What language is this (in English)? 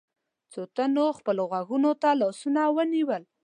Pashto